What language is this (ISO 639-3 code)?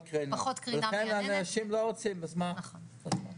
heb